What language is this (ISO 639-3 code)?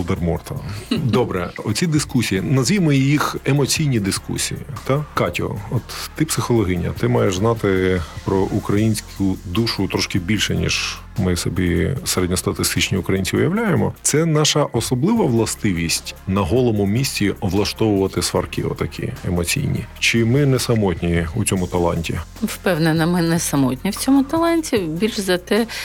ukr